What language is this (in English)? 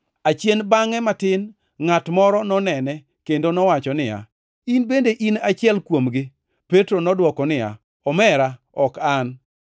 Luo (Kenya and Tanzania)